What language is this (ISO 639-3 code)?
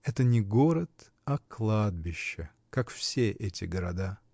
rus